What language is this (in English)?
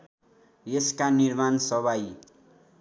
Nepali